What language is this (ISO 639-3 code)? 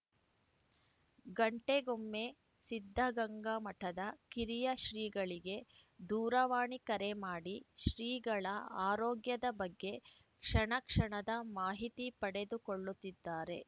kan